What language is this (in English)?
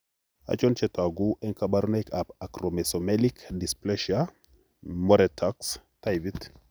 Kalenjin